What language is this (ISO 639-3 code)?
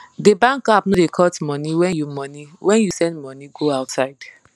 pcm